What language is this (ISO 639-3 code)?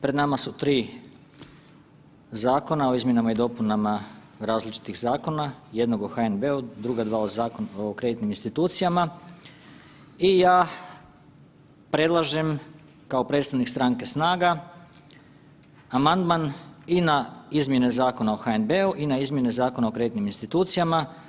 hrv